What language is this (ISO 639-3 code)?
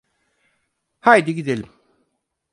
tur